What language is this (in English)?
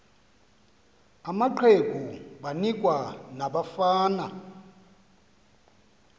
Xhosa